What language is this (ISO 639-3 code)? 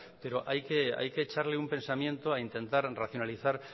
spa